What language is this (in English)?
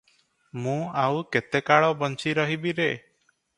Odia